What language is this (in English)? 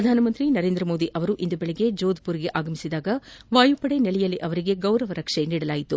Kannada